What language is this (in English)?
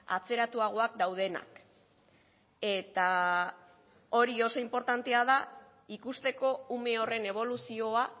Basque